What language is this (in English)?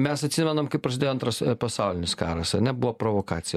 Lithuanian